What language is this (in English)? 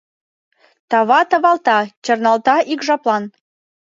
Mari